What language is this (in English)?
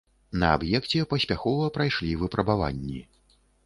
Belarusian